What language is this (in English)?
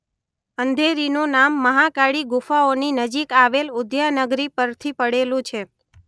Gujarati